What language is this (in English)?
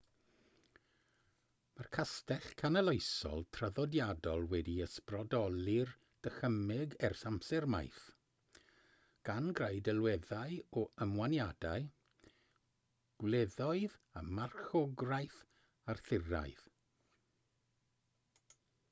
Welsh